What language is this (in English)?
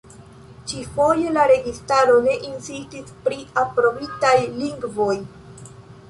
Esperanto